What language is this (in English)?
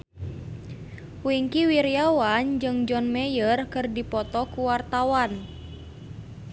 Sundanese